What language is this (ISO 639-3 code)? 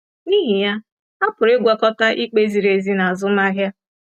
ibo